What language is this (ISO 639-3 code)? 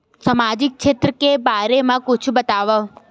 hne